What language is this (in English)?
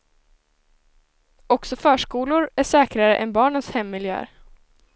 Swedish